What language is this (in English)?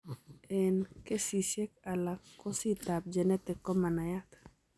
Kalenjin